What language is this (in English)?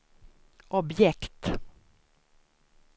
Swedish